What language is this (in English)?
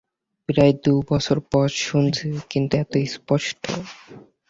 Bangla